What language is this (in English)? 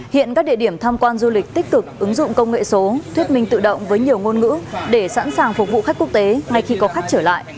Vietnamese